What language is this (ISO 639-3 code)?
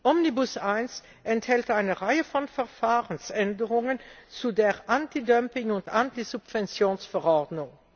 deu